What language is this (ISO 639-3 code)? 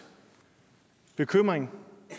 dan